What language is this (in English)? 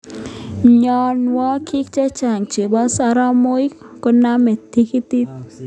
Kalenjin